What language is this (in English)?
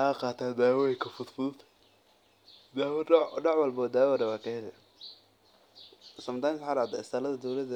Somali